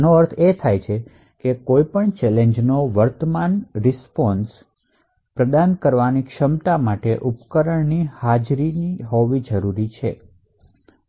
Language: Gujarati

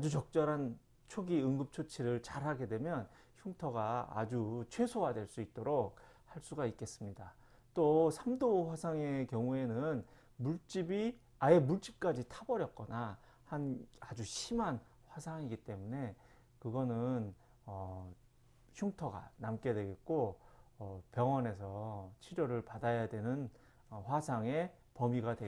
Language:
Korean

